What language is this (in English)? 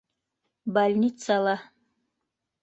Bashkir